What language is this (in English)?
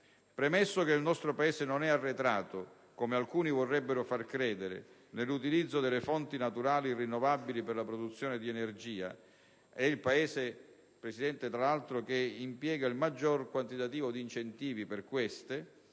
Italian